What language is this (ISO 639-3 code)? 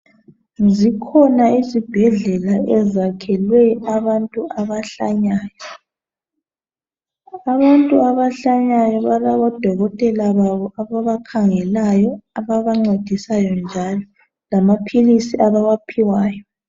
nde